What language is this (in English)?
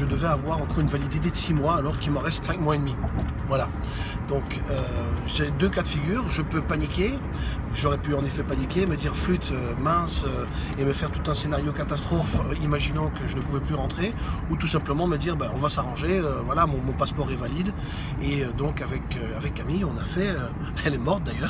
French